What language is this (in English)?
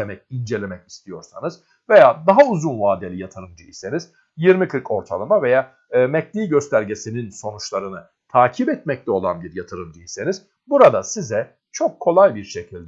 Turkish